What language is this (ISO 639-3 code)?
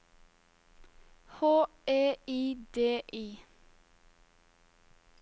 nor